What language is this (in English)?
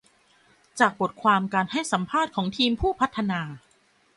Thai